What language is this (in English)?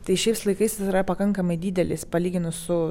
Lithuanian